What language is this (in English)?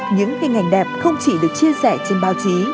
Vietnamese